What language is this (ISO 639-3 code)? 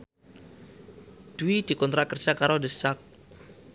jav